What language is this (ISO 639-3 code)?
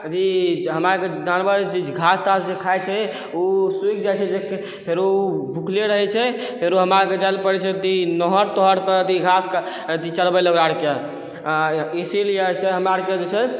mai